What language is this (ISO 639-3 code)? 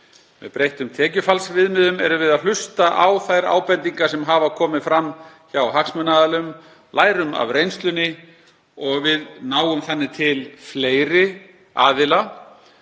isl